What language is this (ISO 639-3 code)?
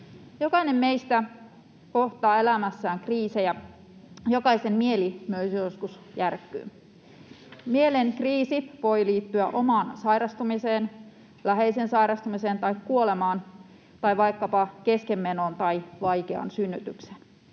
fin